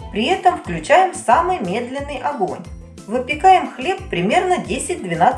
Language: Russian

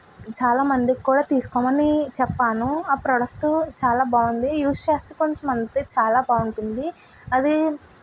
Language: Telugu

